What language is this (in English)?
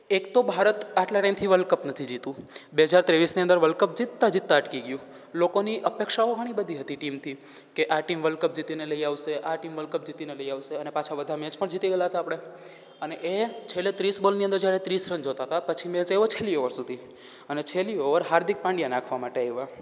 Gujarati